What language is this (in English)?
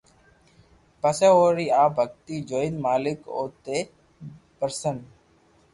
Loarki